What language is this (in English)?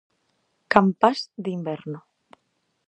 Galician